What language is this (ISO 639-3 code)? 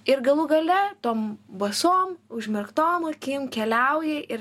lit